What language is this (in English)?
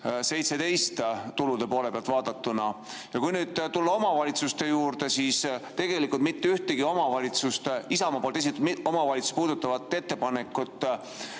Estonian